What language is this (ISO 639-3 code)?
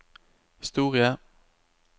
nor